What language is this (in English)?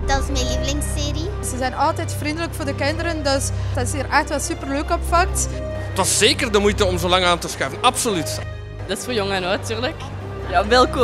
Dutch